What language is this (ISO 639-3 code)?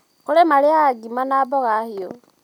kik